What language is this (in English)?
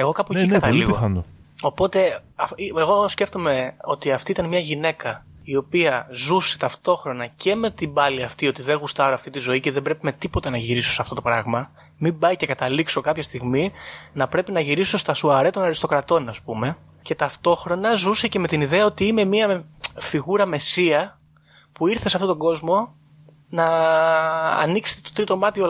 Greek